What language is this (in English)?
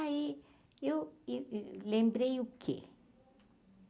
Portuguese